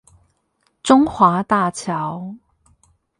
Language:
Chinese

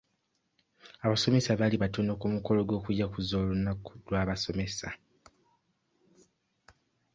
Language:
Ganda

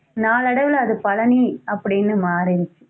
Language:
Tamil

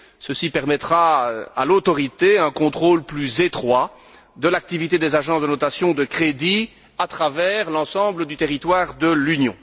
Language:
French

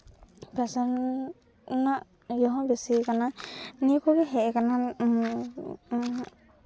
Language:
Santali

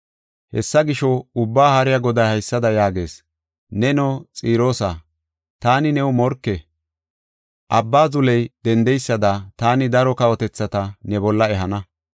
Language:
Gofa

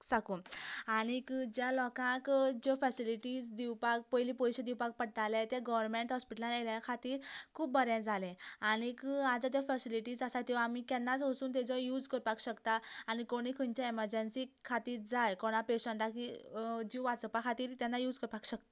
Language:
Konkani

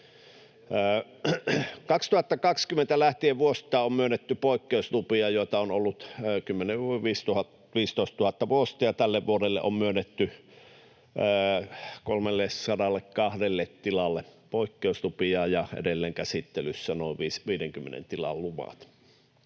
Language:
Finnish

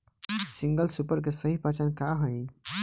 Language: Bhojpuri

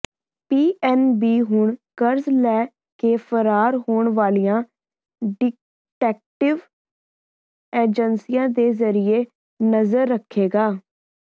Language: Punjabi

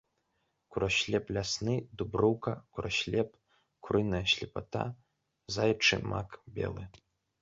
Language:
Belarusian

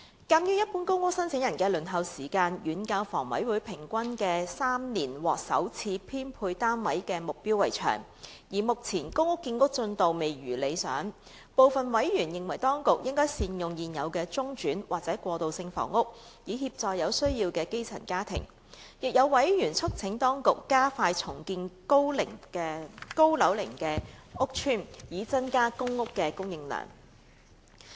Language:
Cantonese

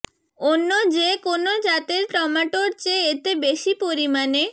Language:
Bangla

